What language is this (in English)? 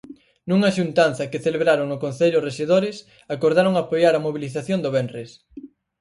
Galician